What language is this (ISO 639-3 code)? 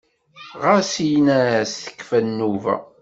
kab